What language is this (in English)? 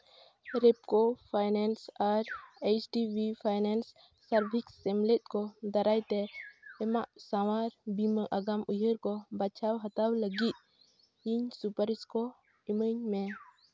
Santali